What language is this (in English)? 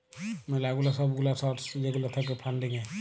Bangla